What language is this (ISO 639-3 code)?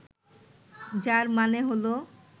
ben